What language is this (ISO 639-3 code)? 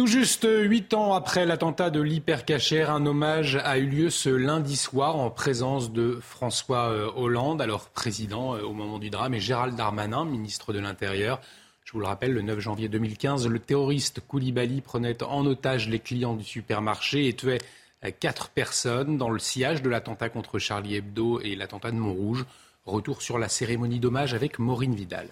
fra